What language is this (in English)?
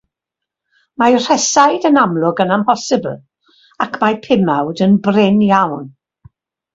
Welsh